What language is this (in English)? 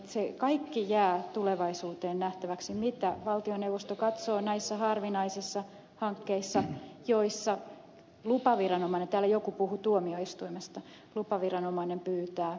Finnish